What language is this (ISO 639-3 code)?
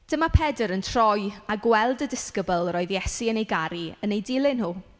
cym